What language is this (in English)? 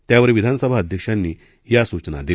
Marathi